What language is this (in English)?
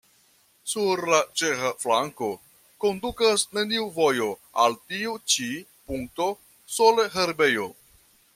Esperanto